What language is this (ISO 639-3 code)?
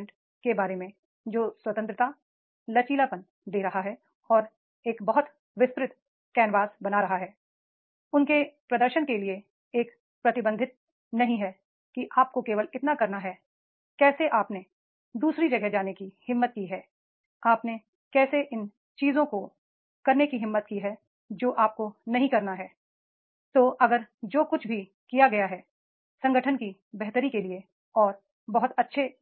hin